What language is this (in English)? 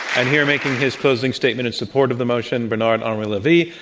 English